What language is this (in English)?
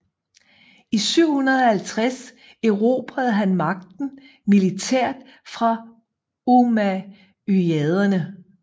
Danish